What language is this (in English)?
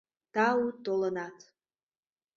Mari